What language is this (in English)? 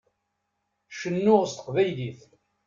Kabyle